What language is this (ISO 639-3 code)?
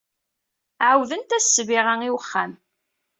kab